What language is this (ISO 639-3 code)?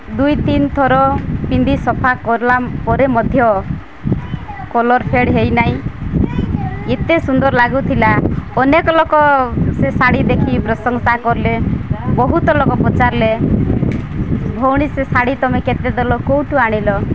ori